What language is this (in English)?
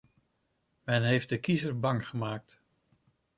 Dutch